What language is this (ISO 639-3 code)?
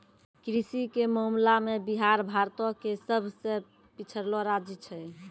mai